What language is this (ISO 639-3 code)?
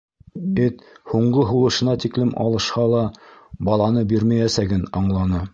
bak